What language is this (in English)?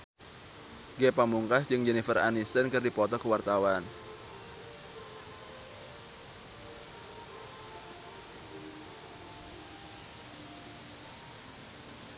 Sundanese